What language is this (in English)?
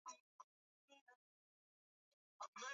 Swahili